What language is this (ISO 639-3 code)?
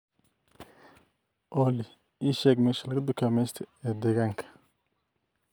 som